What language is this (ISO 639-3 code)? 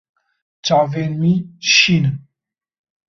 kur